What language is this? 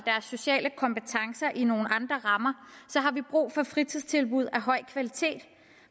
Danish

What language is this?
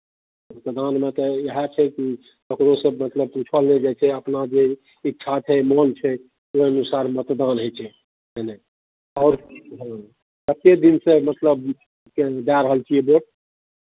Maithili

